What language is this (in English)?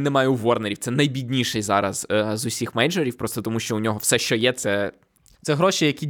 Ukrainian